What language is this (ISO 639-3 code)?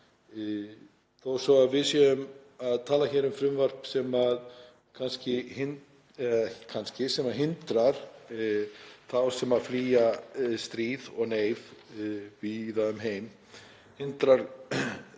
isl